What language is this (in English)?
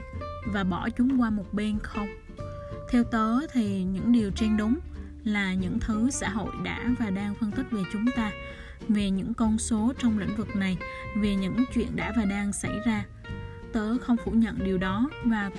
Vietnamese